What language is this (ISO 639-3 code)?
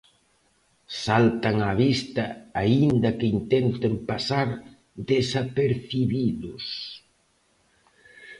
glg